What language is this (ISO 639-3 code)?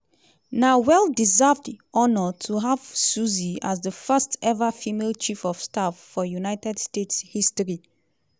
pcm